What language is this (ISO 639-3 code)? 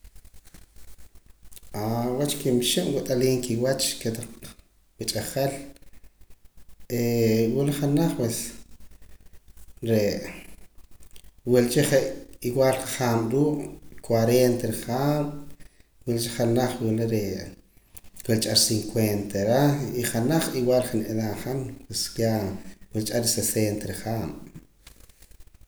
poc